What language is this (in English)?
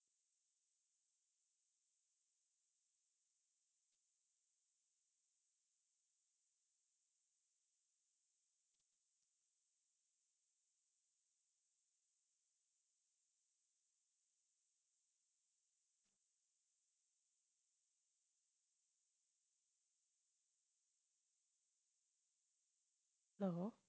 Tamil